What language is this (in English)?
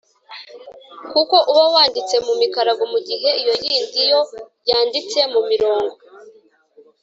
Kinyarwanda